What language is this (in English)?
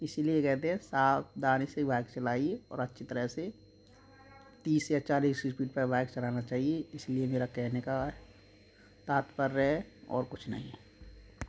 Hindi